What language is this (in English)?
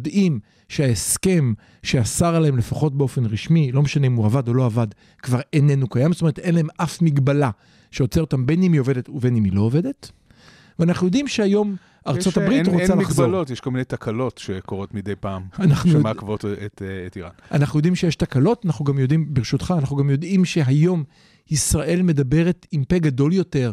Hebrew